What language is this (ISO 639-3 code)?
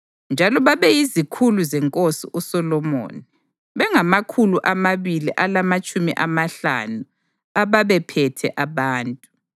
nde